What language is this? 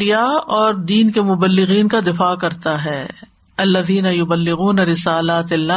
Urdu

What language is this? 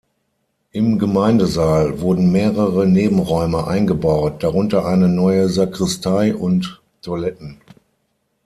German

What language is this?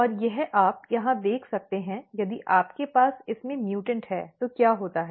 Hindi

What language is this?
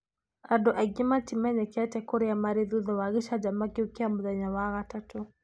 Kikuyu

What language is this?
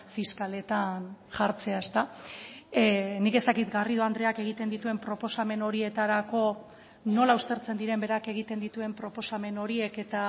Basque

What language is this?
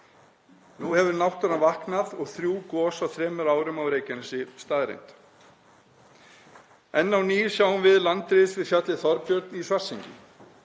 Icelandic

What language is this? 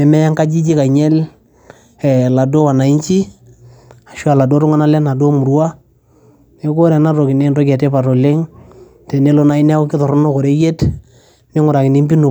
Masai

